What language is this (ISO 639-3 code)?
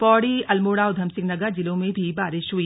hin